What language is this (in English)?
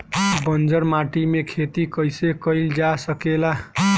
Bhojpuri